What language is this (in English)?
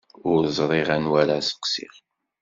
Kabyle